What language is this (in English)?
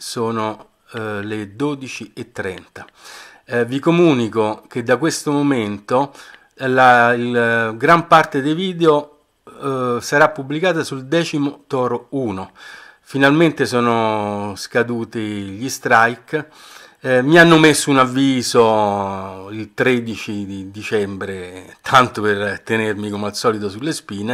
Italian